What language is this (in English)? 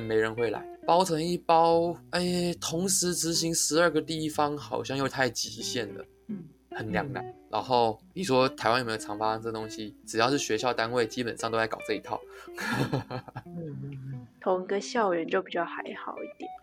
Chinese